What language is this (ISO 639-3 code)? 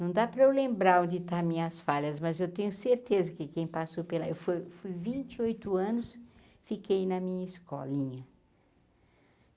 por